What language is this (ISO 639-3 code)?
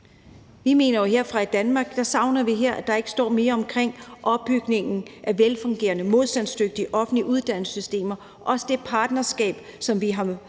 dan